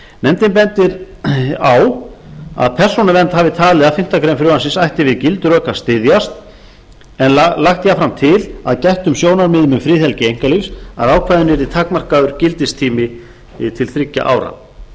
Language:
Icelandic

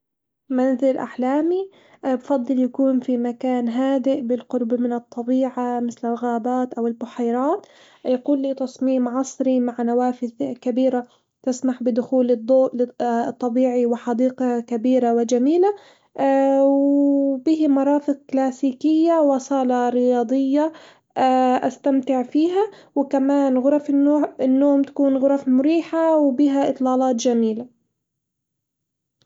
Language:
Hijazi Arabic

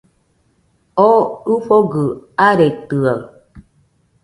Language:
Nüpode Huitoto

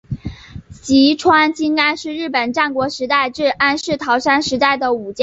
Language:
Chinese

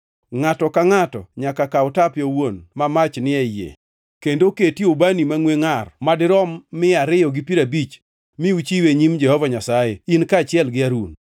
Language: Luo (Kenya and Tanzania)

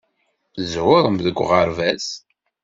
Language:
Kabyle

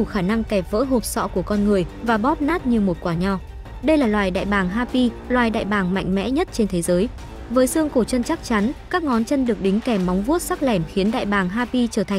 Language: Vietnamese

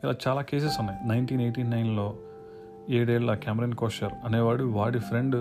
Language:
Telugu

